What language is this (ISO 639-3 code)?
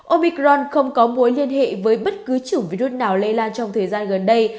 vie